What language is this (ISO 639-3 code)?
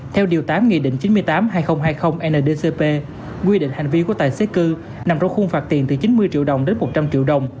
vie